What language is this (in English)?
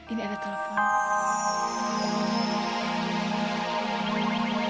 Indonesian